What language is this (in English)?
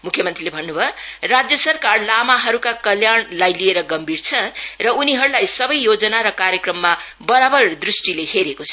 Nepali